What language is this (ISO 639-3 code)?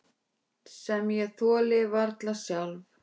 isl